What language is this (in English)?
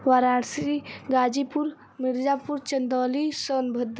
Hindi